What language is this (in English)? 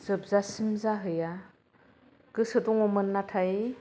Bodo